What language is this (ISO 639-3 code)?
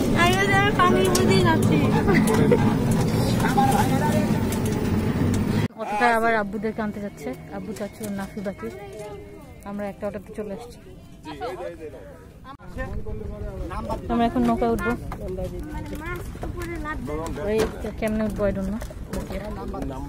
hin